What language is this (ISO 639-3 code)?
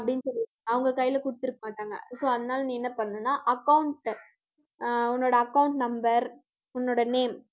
tam